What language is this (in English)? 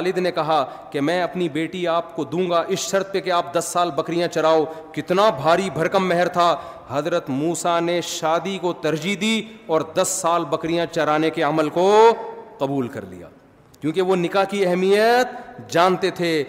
Urdu